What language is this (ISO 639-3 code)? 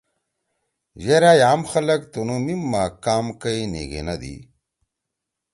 trw